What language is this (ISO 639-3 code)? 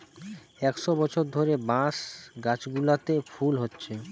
ben